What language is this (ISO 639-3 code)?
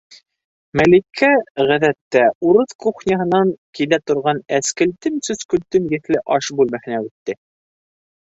bak